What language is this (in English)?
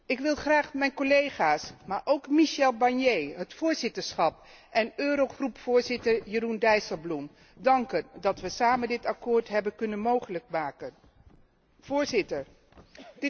Dutch